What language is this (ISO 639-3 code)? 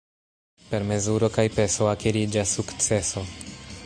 epo